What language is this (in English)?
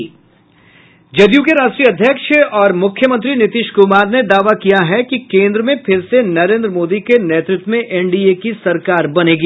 Hindi